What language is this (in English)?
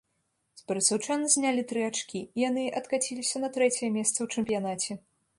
Belarusian